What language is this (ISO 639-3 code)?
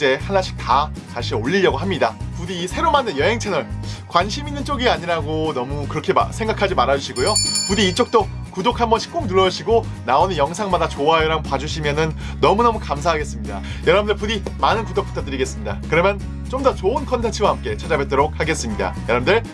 kor